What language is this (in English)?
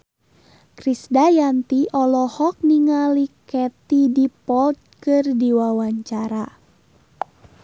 Sundanese